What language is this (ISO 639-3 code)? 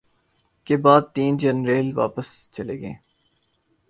urd